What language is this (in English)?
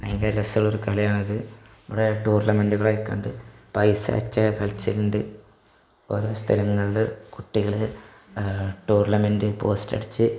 Malayalam